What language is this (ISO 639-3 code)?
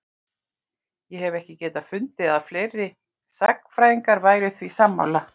isl